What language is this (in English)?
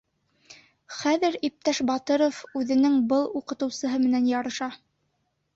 Bashkir